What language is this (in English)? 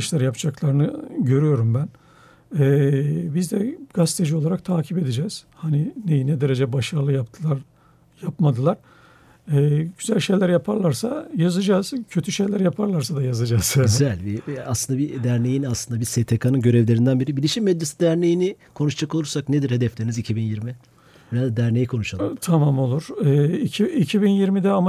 Turkish